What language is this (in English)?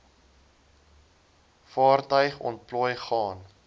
Afrikaans